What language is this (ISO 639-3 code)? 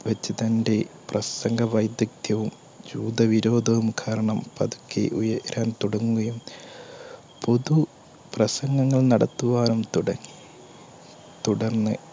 mal